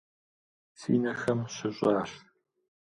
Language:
Kabardian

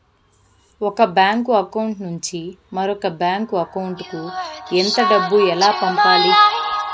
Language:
Telugu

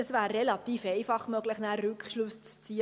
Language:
Swiss German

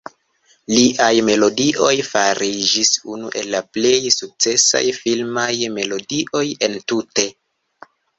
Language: Esperanto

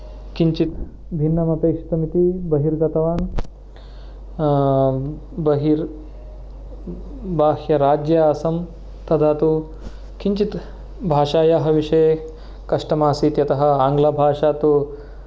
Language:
Sanskrit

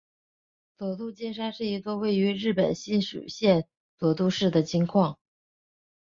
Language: Chinese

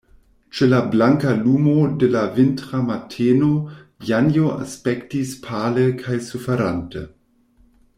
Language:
Esperanto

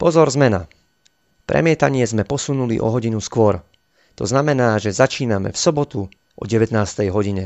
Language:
Slovak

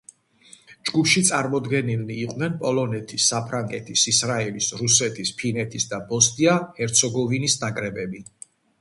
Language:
Georgian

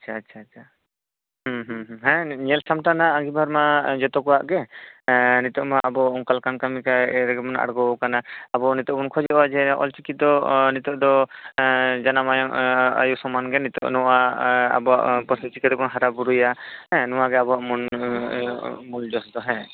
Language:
Santali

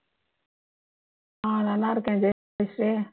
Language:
Tamil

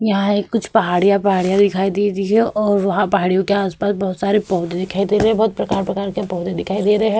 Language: Hindi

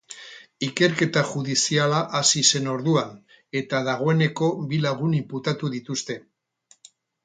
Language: Basque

